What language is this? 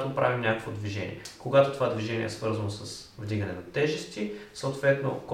Bulgarian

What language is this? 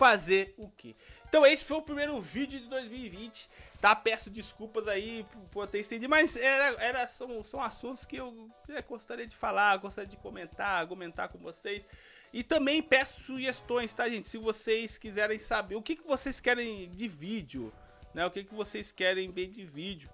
Portuguese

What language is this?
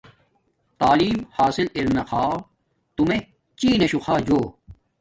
Domaaki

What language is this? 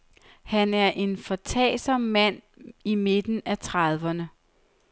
Danish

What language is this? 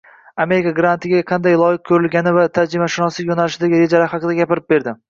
Uzbek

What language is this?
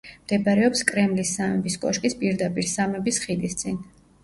Georgian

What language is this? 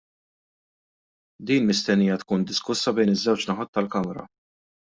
Maltese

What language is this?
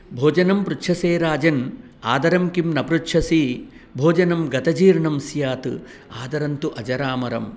Sanskrit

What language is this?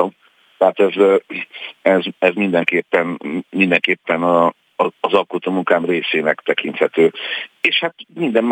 Hungarian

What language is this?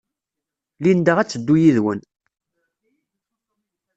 Kabyle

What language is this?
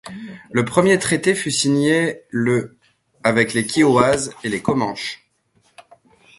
French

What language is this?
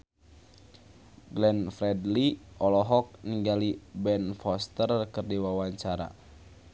Sundanese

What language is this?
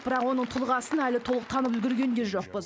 Kazakh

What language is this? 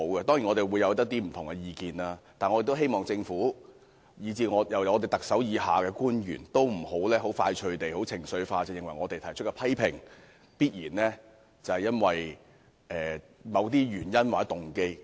Cantonese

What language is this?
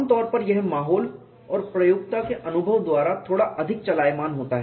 Hindi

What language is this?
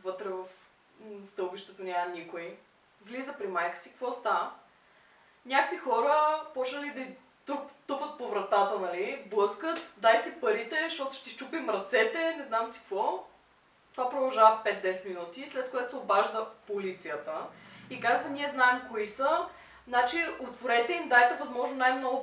Bulgarian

